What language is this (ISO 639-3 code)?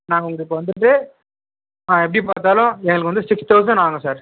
tam